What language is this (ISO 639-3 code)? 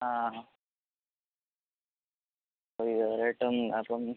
mal